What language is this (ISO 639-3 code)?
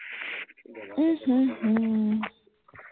asm